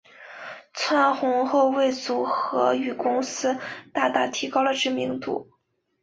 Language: Chinese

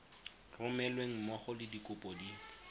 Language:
Tswana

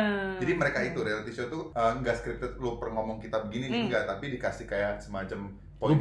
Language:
Indonesian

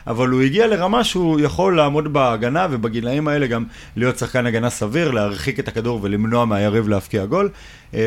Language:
Hebrew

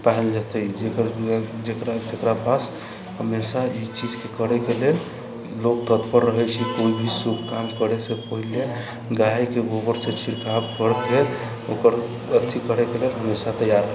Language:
Maithili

